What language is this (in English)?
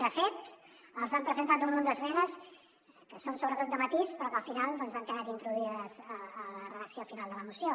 Catalan